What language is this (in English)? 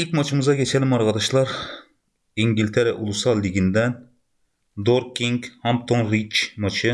Turkish